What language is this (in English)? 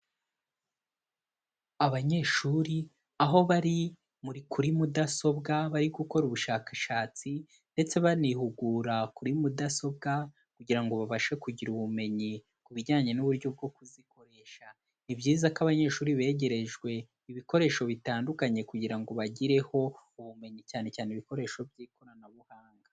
Kinyarwanda